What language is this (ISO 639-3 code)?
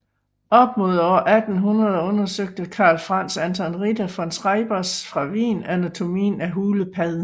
dan